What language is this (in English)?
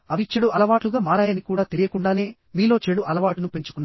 Telugu